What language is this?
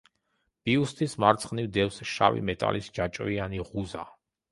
Georgian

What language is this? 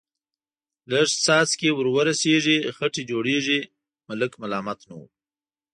Pashto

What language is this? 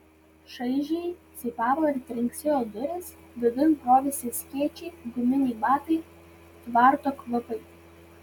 Lithuanian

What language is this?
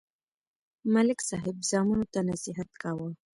Pashto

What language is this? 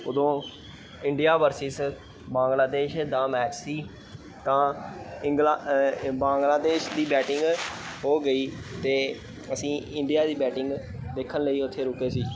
Punjabi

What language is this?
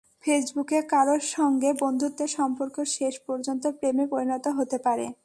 Bangla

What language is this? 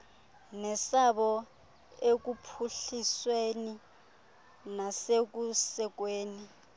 Xhosa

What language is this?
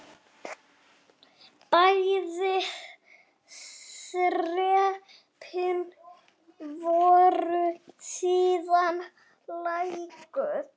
Icelandic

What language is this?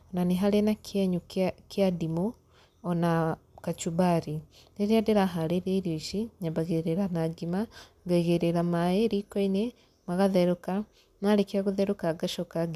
Kikuyu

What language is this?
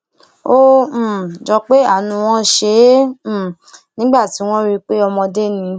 Yoruba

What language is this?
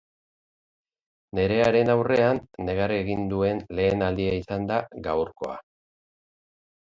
Basque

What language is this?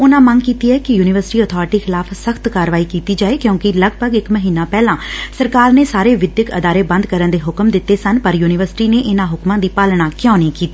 Punjabi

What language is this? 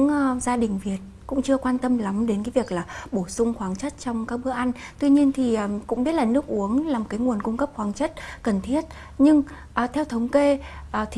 Vietnamese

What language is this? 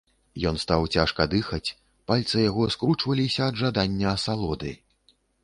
Belarusian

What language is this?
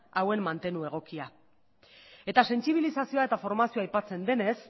Basque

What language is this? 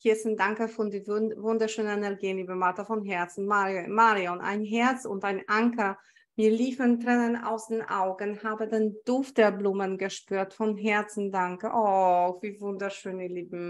German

